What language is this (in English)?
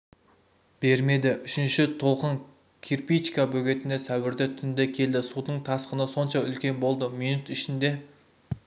Kazakh